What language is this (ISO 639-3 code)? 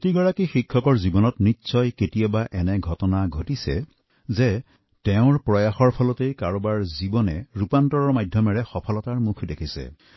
asm